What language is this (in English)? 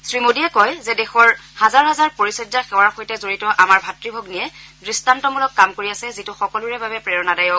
Assamese